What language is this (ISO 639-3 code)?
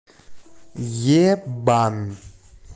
rus